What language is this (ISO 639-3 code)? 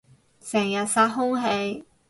yue